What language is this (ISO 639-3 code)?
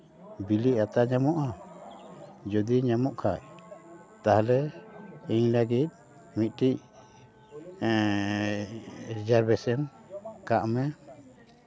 sat